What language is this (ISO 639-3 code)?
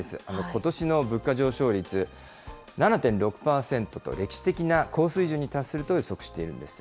jpn